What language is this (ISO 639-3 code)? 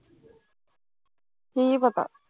pan